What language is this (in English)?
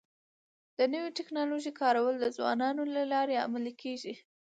Pashto